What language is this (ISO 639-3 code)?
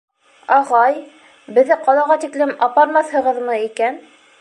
bak